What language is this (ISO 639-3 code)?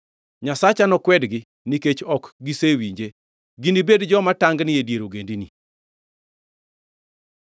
luo